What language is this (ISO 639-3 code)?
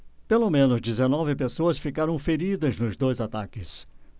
por